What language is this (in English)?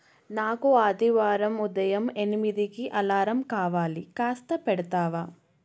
Telugu